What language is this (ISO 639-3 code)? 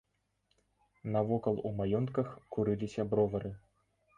bel